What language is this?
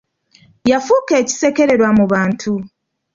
Ganda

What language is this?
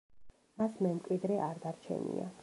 Georgian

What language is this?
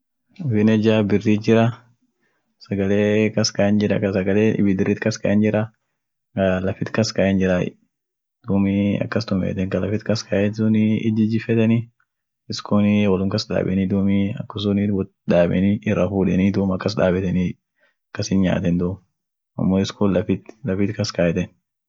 Orma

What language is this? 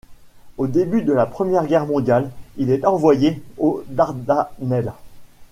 French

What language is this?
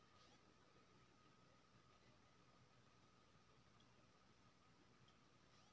Maithili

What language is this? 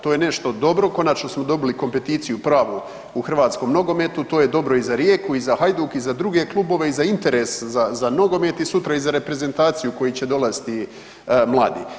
Croatian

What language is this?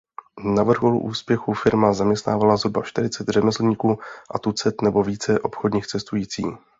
Czech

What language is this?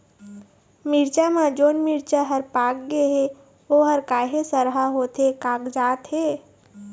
Chhattisgarhi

